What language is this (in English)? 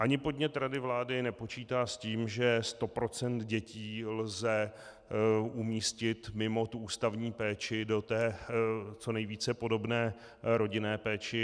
Czech